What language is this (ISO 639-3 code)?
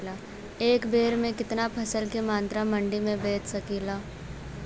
bho